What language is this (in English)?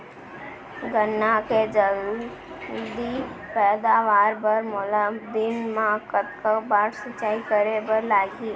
Chhattisgarhi